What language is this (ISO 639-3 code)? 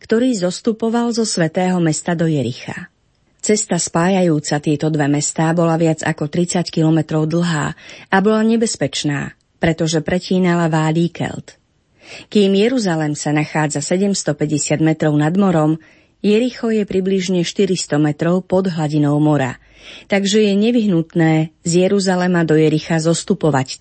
slk